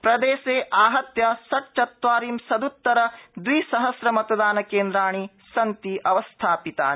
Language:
Sanskrit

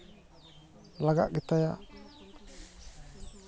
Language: Santali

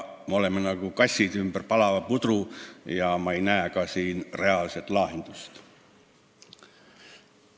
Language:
Estonian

